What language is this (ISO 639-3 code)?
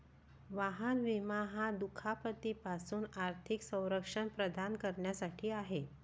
mar